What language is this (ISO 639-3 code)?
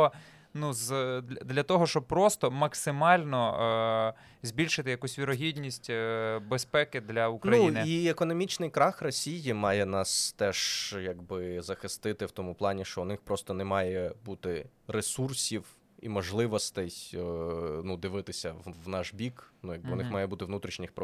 ukr